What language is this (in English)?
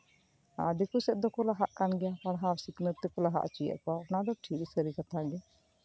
Santali